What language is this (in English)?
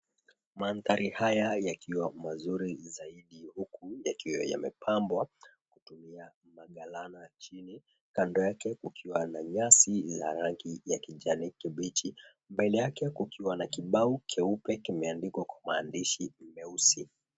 Swahili